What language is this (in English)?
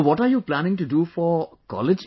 English